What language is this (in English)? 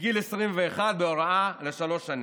Hebrew